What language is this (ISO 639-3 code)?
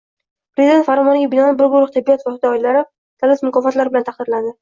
uzb